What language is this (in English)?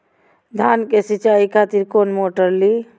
Maithili